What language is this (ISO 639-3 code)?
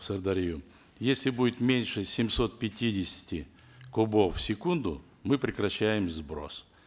kaz